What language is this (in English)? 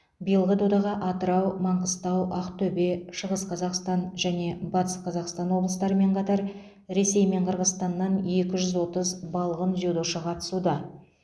Kazakh